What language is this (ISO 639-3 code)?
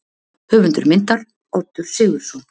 isl